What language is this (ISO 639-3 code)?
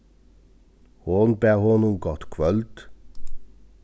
fao